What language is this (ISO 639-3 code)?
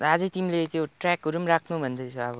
nep